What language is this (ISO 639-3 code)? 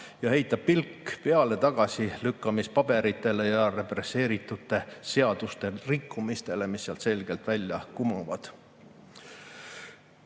est